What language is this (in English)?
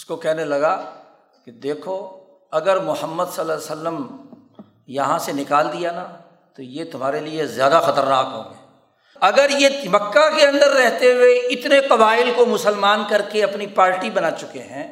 Urdu